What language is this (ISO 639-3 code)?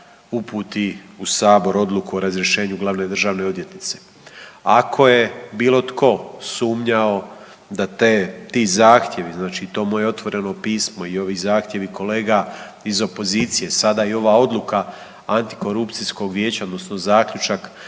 hrv